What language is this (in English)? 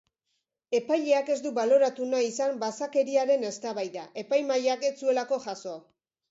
Basque